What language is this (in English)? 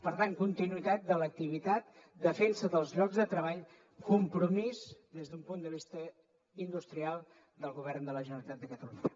Catalan